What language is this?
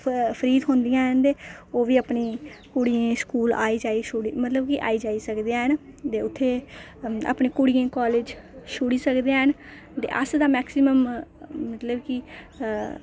Dogri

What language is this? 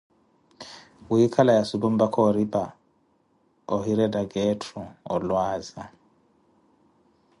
Koti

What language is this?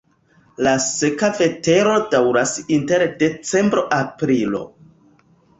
Esperanto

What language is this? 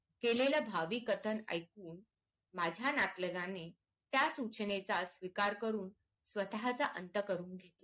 Marathi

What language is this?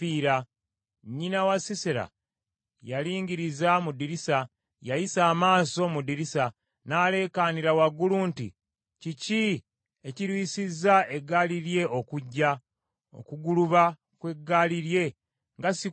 Ganda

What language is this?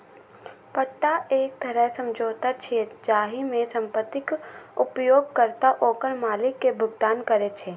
Maithili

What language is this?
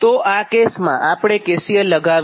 Gujarati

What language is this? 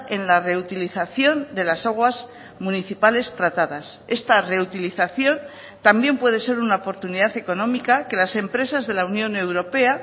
Spanish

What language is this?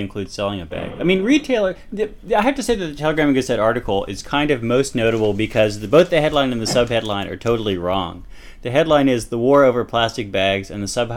English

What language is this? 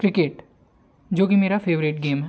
Hindi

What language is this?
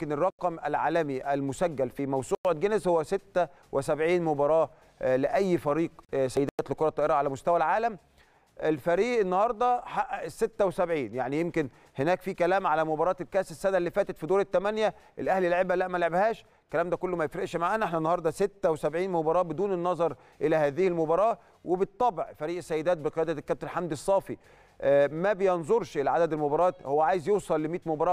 Arabic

